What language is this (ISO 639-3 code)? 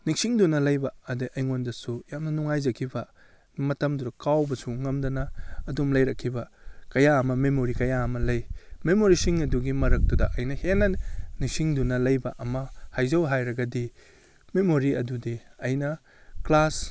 mni